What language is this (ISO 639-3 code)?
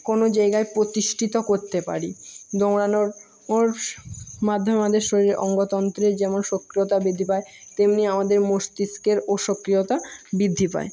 ben